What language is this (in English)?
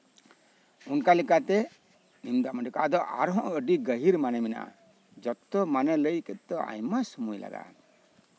Santali